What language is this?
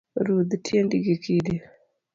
Luo (Kenya and Tanzania)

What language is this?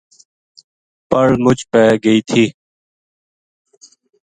Gujari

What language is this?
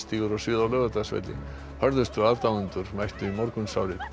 Icelandic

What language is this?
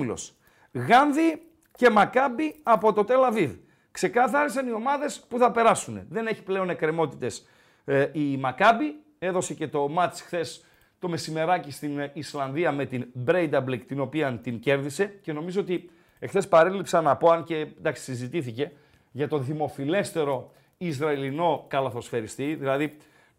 Greek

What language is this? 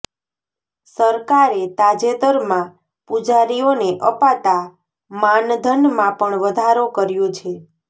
Gujarati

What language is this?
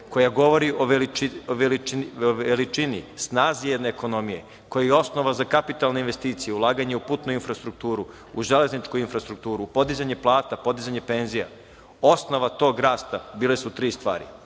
Serbian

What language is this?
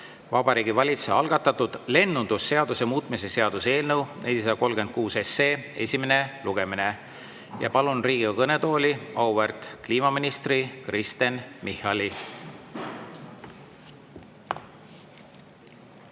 Estonian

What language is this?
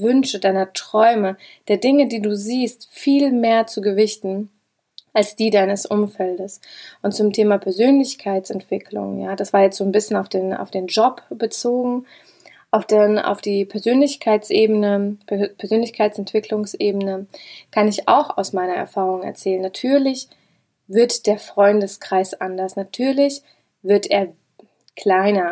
German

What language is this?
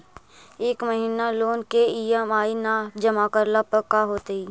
Magahi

